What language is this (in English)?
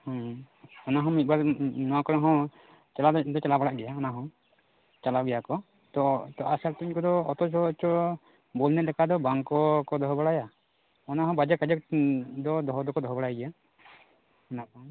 Santali